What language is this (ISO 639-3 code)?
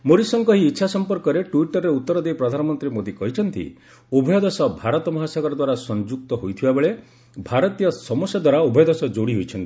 ori